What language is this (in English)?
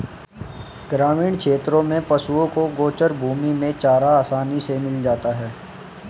Hindi